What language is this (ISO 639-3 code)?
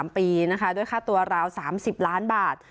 tha